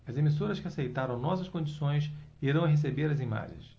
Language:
Portuguese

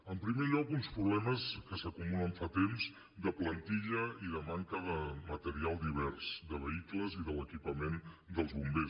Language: Catalan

